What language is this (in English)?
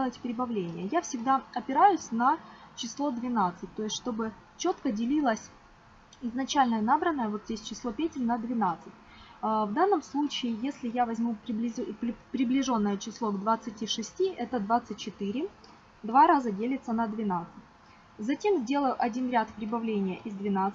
Russian